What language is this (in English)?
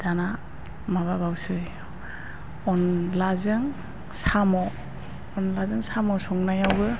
Bodo